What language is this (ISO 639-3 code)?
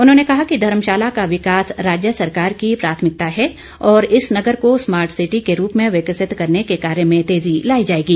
hin